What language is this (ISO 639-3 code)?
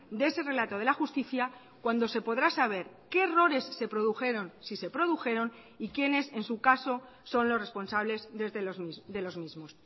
spa